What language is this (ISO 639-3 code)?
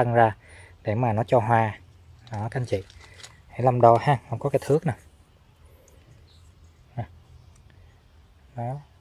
vie